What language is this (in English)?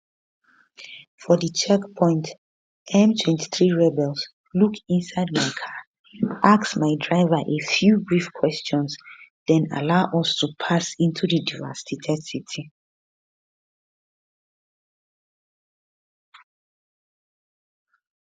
Nigerian Pidgin